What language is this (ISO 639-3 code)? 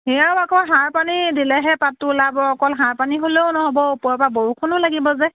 asm